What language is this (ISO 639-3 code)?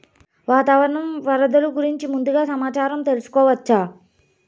tel